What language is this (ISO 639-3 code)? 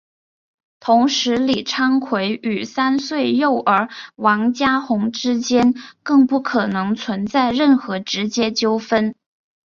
zho